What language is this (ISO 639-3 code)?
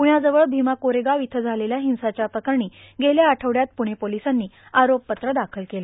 mar